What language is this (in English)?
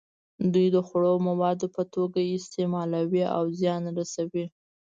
Pashto